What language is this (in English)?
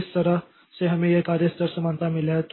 Hindi